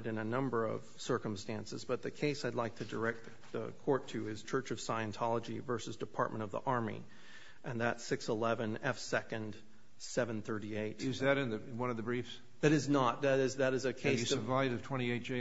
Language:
English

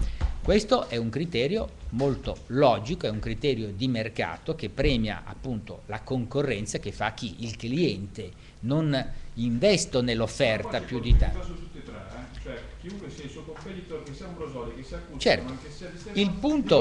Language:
Italian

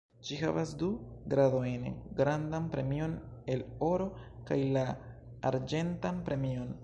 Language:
Esperanto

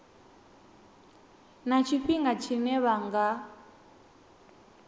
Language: Venda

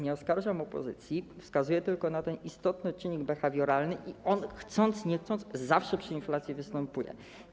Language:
Polish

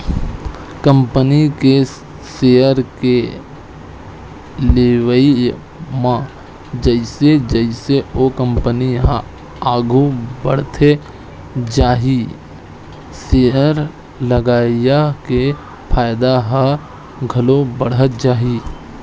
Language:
Chhattisgarhi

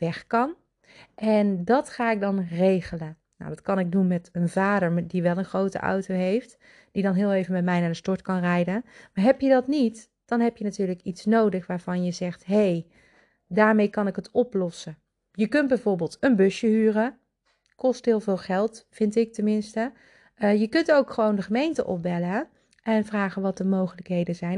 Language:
Dutch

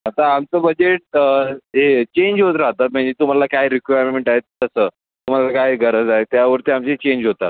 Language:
Marathi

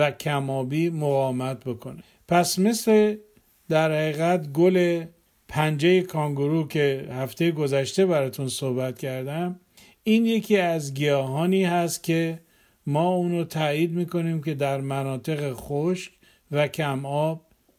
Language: Persian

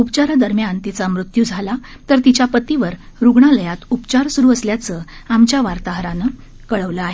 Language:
Marathi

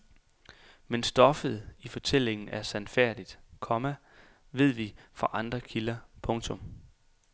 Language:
Danish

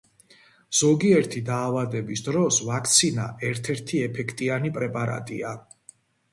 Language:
Georgian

